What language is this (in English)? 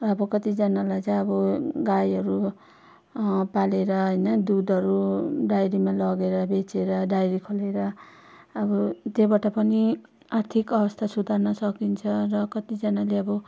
Nepali